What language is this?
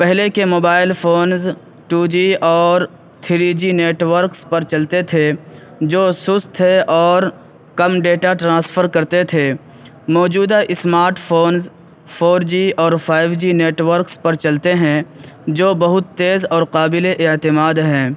Urdu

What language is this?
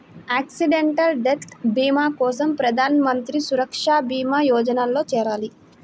Telugu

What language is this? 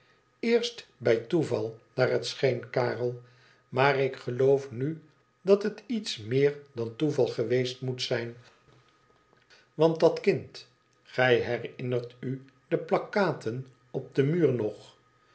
Dutch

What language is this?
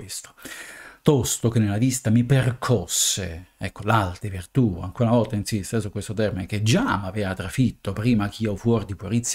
Italian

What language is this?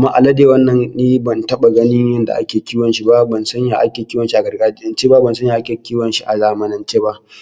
Hausa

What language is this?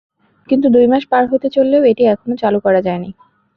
Bangla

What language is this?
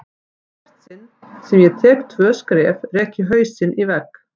Icelandic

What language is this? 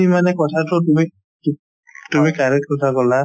Assamese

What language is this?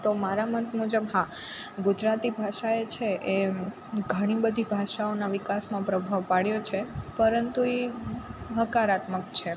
Gujarati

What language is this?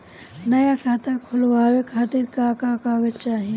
Bhojpuri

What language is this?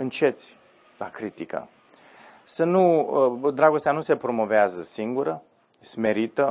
Romanian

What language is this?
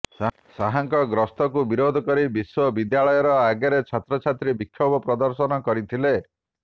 Odia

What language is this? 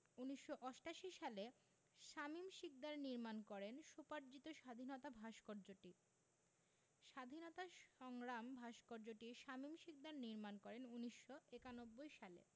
Bangla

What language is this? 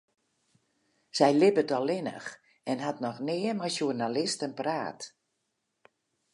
Western Frisian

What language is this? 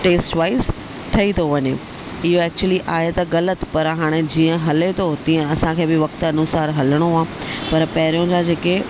Sindhi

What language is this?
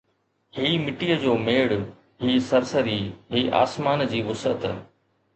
Sindhi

